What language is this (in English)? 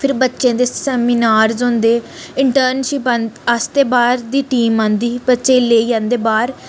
Dogri